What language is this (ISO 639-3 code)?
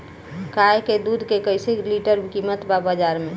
bho